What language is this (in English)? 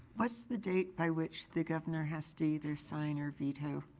English